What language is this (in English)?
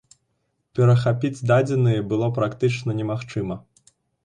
Belarusian